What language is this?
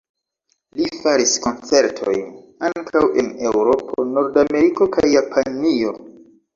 Esperanto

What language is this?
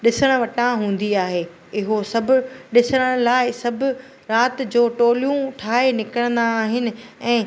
Sindhi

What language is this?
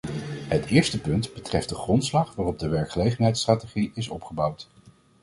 Dutch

